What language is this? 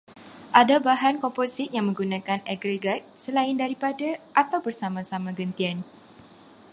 Malay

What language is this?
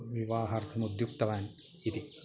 Sanskrit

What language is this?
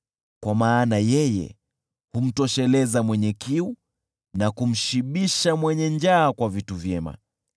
Swahili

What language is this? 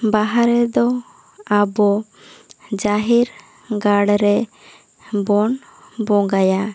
Santali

